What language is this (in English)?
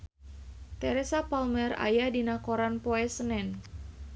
Sundanese